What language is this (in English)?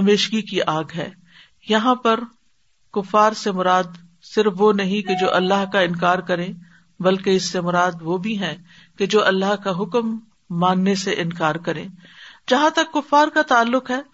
Urdu